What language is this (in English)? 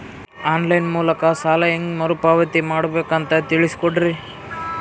Kannada